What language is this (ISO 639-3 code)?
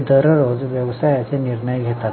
mar